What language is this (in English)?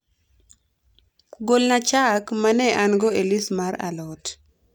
Luo (Kenya and Tanzania)